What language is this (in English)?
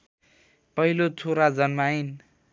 Nepali